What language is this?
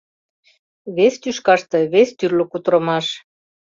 Mari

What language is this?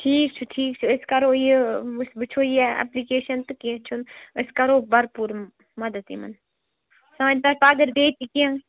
Kashmiri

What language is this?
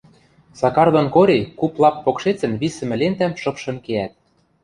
Western Mari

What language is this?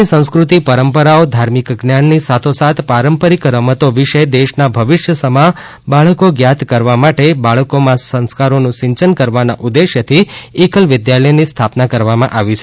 Gujarati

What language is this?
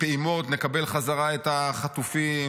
Hebrew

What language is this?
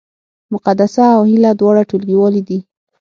Pashto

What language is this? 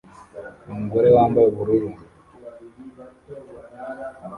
Kinyarwanda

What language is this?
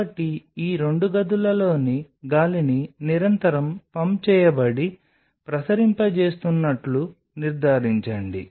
Telugu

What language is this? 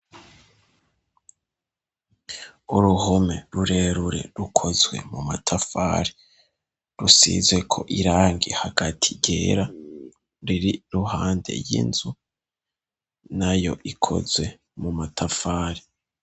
Rundi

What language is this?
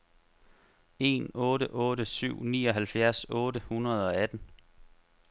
Danish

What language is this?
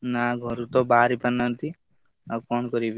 Odia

